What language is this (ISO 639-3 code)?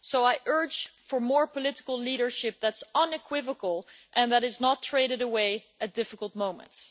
eng